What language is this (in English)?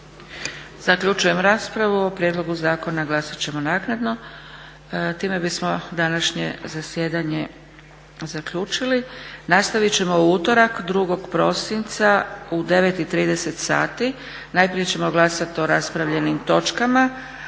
Croatian